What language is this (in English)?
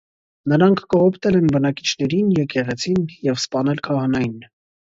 Armenian